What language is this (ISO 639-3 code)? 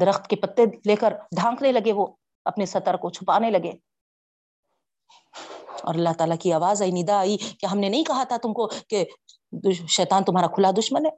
urd